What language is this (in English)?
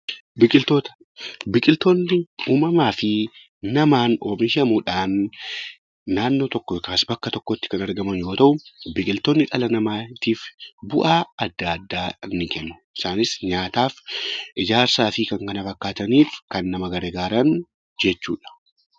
Oromo